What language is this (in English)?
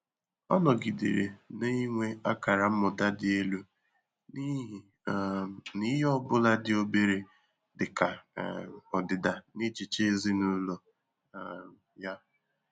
Igbo